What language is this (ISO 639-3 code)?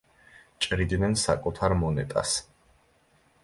kat